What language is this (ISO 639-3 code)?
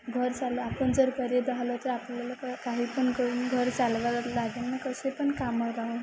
mar